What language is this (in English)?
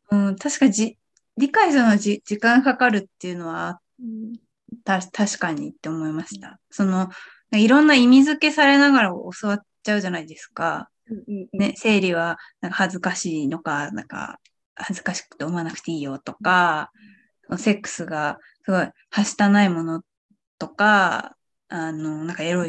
Japanese